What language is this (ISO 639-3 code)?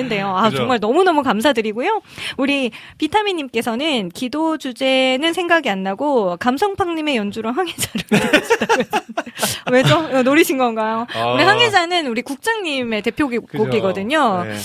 kor